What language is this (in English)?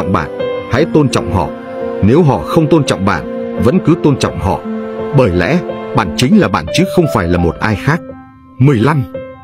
Vietnamese